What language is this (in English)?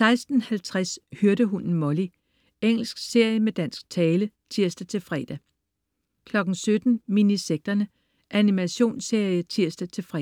Danish